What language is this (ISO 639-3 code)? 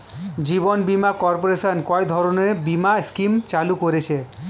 ben